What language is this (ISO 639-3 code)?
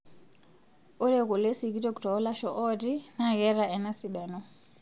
mas